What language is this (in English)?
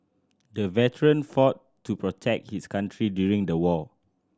English